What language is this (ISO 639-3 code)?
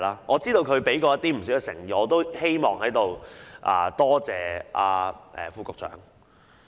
yue